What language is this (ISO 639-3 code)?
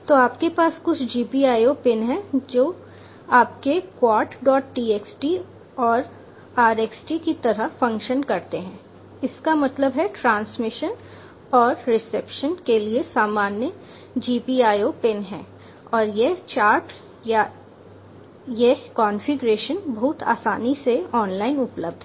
hin